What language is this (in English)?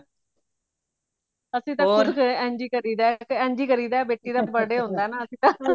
Punjabi